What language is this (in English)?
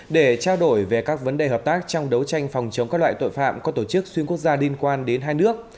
Vietnamese